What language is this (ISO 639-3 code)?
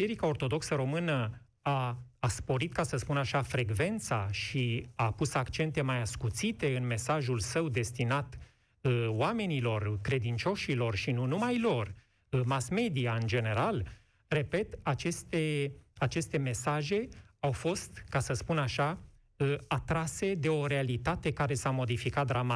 ron